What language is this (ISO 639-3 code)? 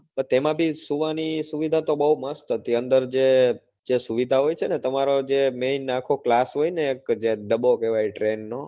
guj